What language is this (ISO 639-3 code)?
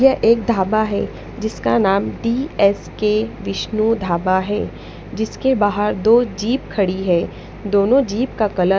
hin